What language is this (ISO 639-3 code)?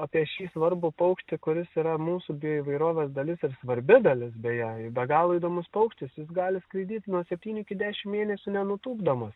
lit